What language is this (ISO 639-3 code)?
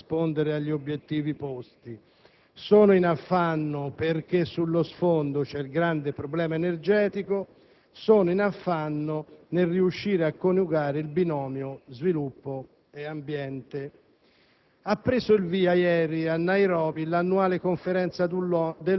ita